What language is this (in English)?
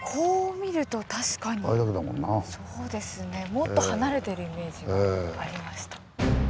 Japanese